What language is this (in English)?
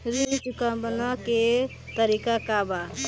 Bhojpuri